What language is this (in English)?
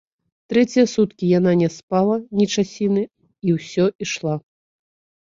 Belarusian